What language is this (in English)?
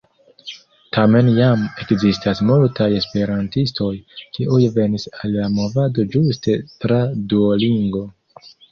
Esperanto